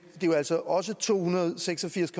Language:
Danish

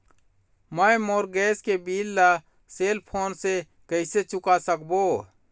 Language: Chhattisgarhi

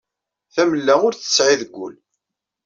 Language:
Kabyle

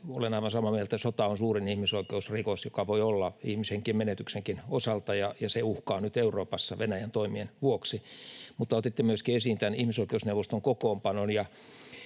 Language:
Finnish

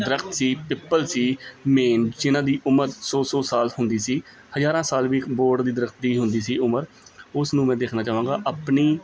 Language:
Punjabi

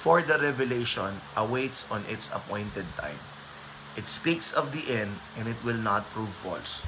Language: Filipino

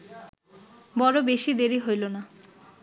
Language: Bangla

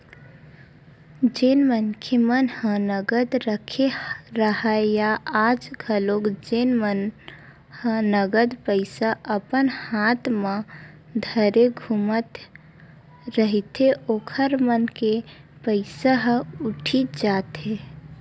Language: Chhattisgarhi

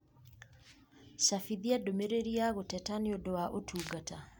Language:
Kikuyu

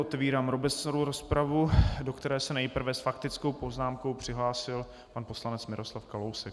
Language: Czech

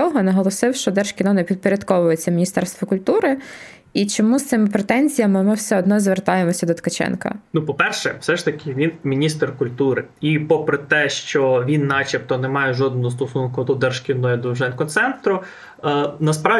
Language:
Ukrainian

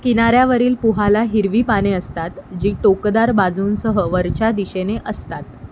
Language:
Marathi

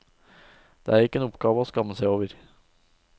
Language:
Norwegian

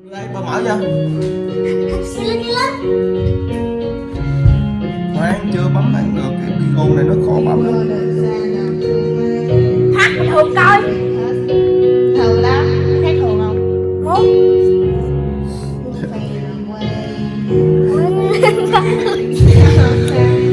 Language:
Vietnamese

